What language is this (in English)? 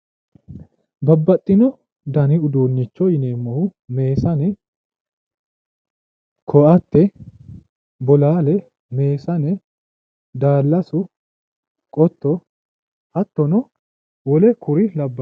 Sidamo